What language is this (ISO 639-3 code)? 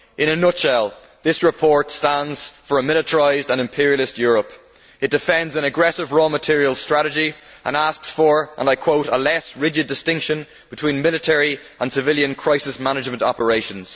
eng